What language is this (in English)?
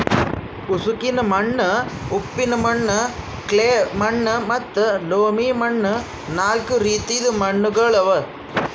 Kannada